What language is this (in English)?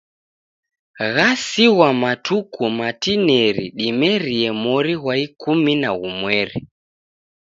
Taita